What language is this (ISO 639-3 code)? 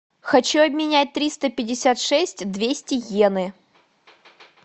rus